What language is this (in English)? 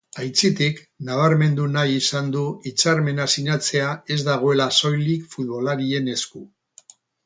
Basque